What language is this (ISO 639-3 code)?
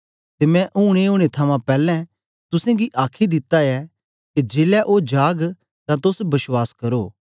doi